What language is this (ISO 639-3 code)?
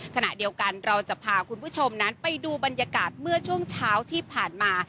tha